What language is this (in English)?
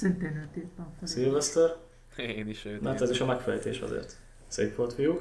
Hungarian